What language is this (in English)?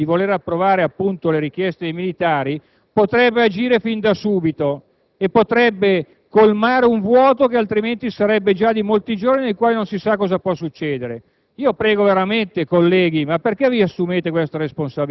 Italian